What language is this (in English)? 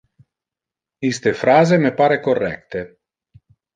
Interlingua